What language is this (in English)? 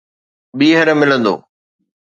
Sindhi